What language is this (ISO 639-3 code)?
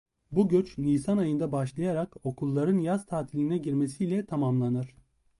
tur